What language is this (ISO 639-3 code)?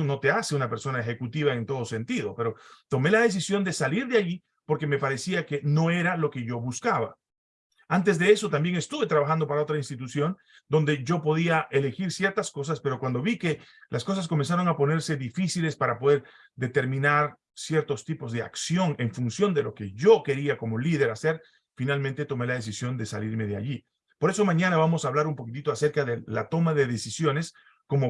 spa